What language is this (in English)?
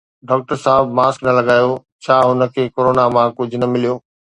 Sindhi